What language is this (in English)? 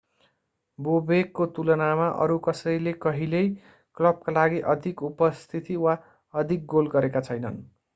Nepali